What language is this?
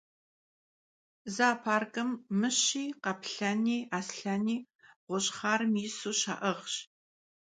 Kabardian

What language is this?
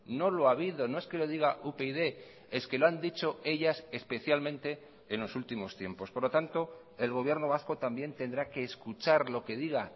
Spanish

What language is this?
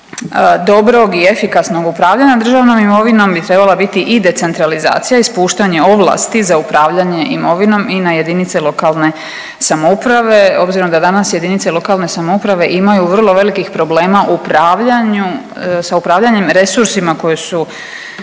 Croatian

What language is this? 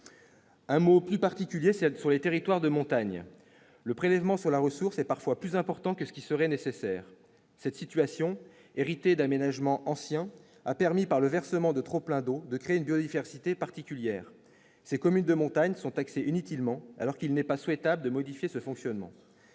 French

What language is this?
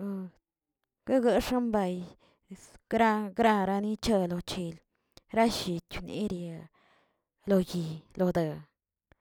Tilquiapan Zapotec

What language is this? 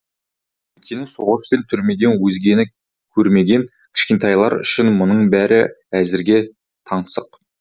Kazakh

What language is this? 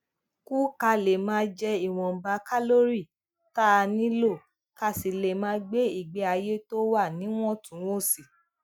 Yoruba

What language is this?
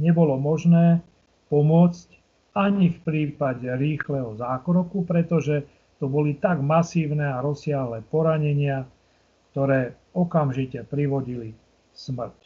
Slovak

